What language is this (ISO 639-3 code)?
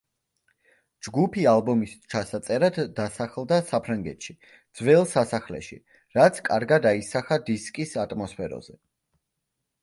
kat